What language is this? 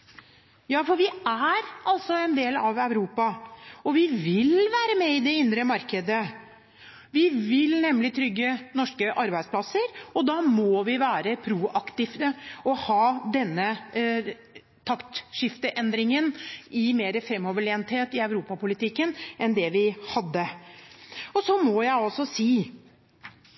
Norwegian Nynorsk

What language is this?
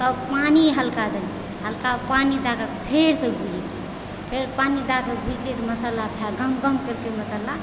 Maithili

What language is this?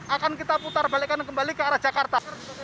Indonesian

